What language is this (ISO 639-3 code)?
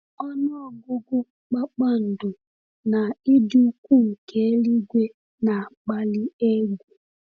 ibo